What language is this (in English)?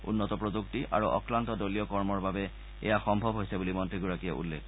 Assamese